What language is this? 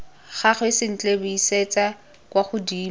Tswana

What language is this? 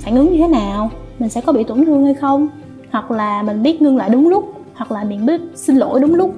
Vietnamese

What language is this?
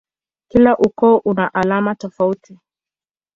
Swahili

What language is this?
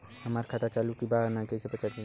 Bhojpuri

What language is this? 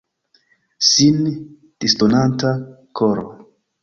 Esperanto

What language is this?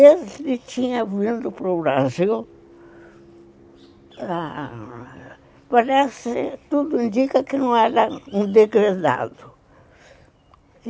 Portuguese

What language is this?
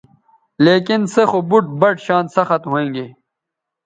Bateri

